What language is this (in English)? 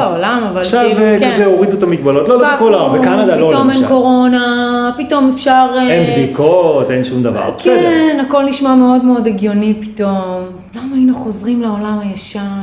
Hebrew